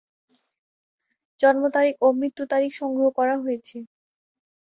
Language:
Bangla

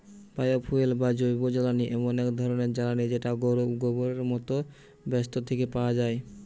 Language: Bangla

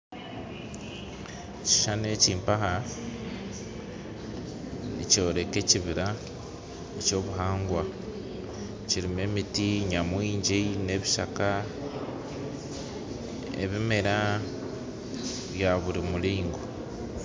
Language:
Nyankole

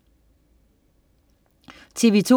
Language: Danish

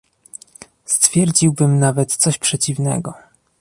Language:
Polish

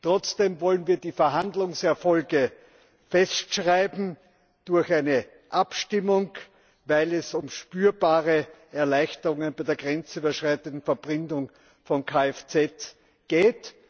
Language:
German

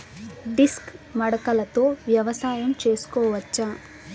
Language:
Telugu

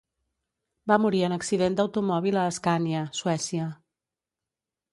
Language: Catalan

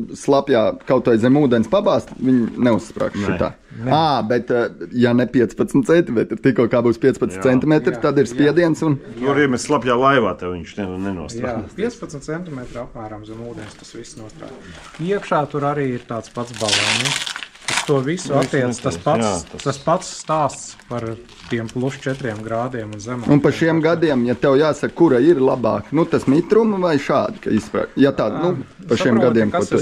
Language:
Latvian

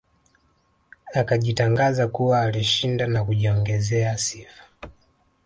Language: Swahili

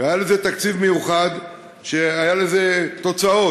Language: Hebrew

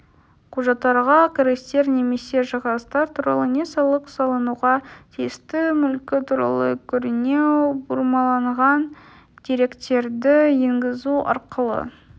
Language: Kazakh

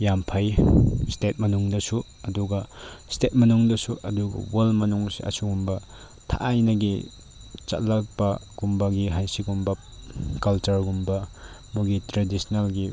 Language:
Manipuri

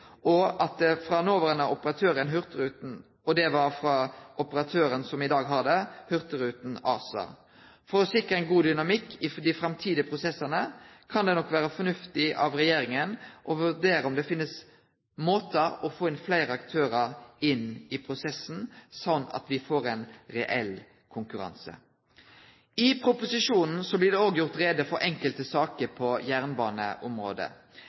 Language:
Norwegian Nynorsk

